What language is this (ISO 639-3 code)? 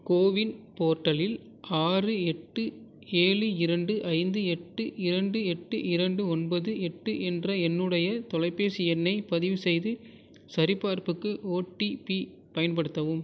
tam